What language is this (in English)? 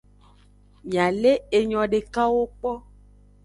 Aja (Benin)